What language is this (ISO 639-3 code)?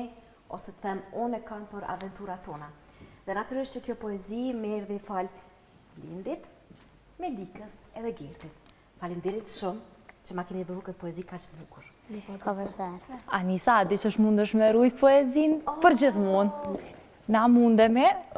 ron